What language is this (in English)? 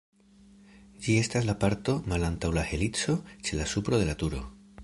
Esperanto